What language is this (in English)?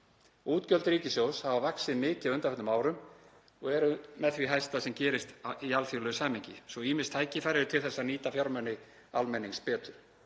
Icelandic